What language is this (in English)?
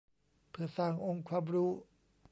Thai